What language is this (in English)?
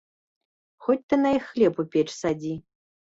Belarusian